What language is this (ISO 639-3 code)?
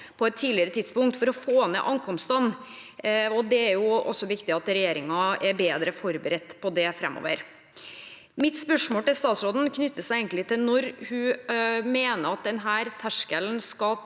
nor